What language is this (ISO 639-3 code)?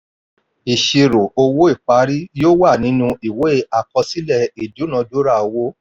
yor